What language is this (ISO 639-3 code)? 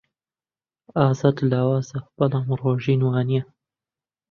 ckb